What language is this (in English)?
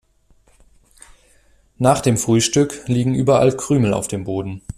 German